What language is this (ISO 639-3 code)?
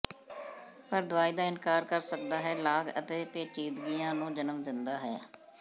pan